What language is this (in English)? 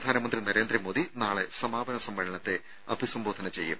Malayalam